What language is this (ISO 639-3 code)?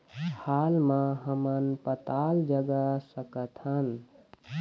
hne